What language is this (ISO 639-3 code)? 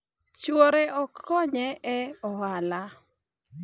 luo